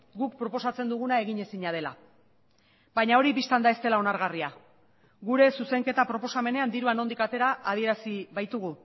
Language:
Basque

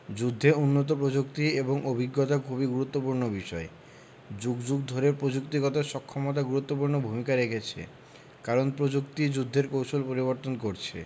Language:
Bangla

